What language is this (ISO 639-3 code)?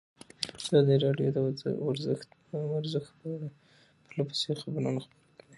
pus